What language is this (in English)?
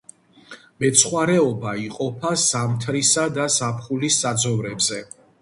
Georgian